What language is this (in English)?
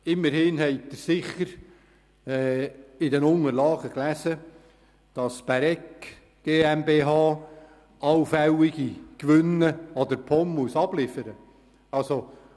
Swiss German